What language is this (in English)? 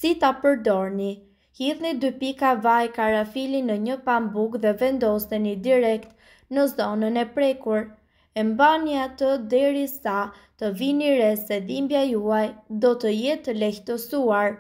Romanian